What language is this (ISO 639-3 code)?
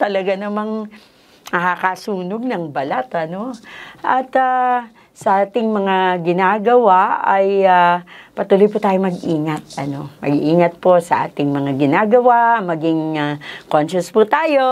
fil